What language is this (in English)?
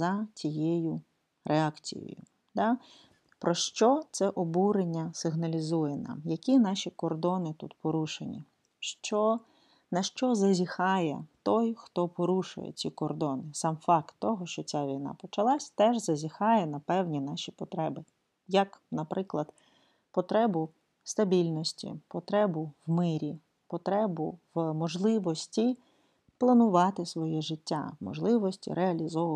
Ukrainian